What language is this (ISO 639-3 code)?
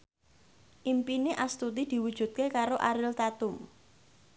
jav